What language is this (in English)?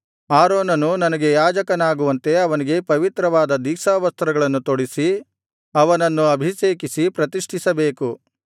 Kannada